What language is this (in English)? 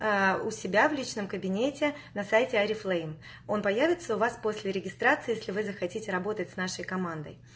Russian